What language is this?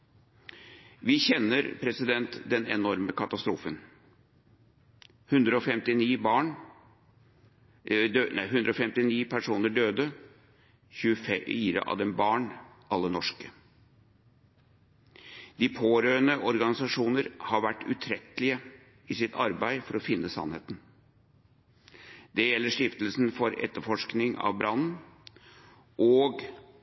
Norwegian Bokmål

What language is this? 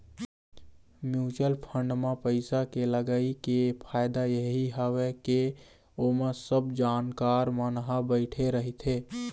Chhattisgarhi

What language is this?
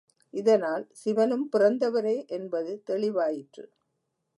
Tamil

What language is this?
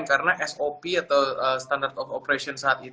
Indonesian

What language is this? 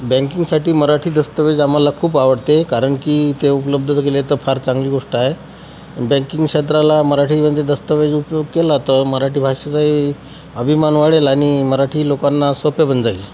Marathi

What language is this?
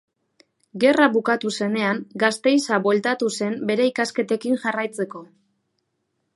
Basque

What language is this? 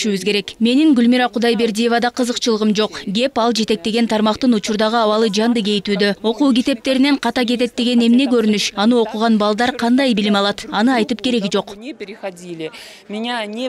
Dutch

